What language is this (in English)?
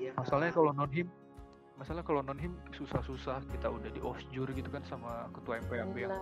Indonesian